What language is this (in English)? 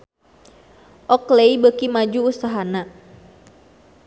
Sundanese